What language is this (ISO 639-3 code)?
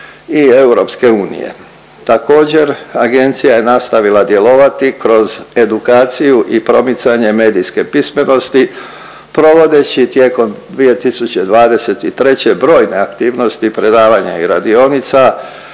hrv